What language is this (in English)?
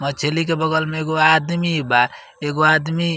Bhojpuri